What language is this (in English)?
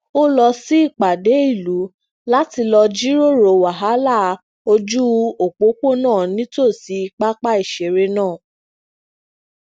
Yoruba